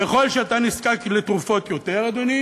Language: Hebrew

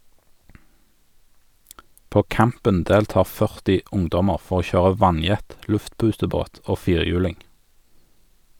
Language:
Norwegian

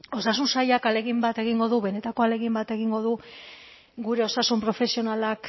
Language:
Basque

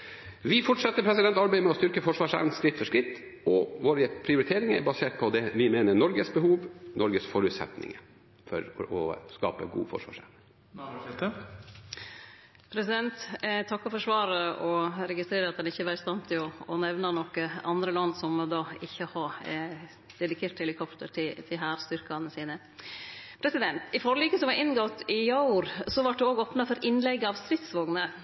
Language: Norwegian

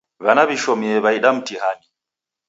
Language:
Taita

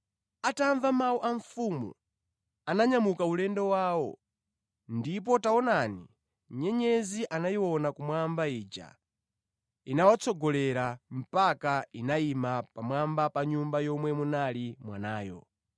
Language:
Nyanja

